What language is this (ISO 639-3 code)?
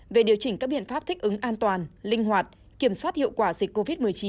vie